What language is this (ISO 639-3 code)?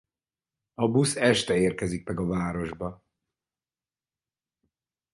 hun